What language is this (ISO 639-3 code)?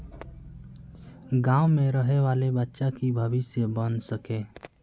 mag